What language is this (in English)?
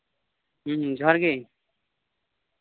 Santali